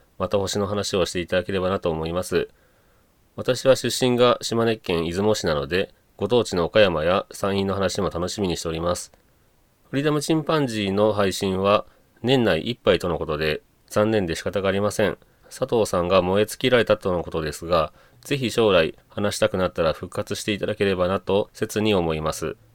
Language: Japanese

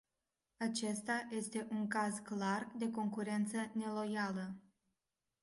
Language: Romanian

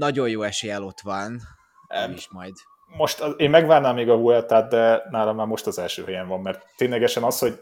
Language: Hungarian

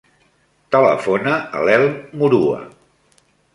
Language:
Catalan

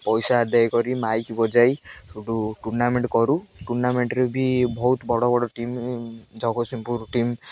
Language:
Odia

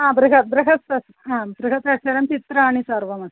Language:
Sanskrit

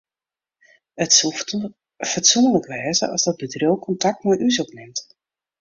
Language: Western Frisian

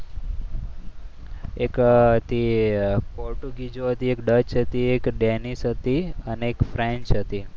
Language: Gujarati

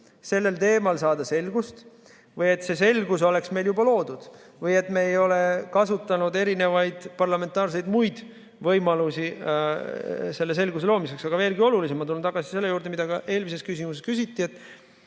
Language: Estonian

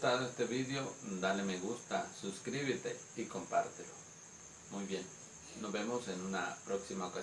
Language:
Spanish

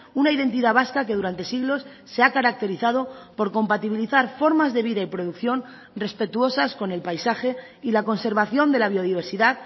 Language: Spanish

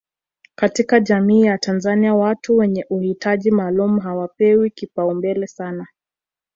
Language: Swahili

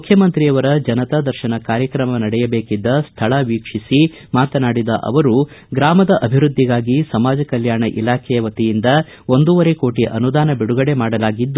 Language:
Kannada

